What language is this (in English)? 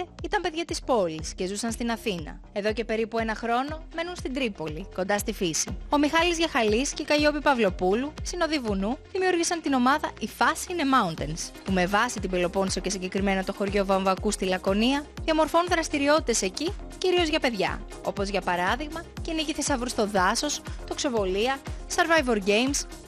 Greek